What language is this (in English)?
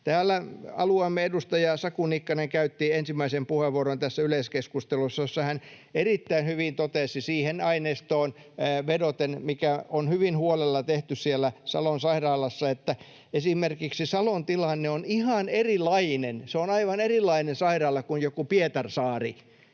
Finnish